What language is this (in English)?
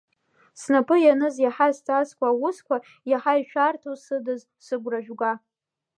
Abkhazian